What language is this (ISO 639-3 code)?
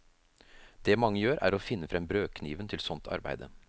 nor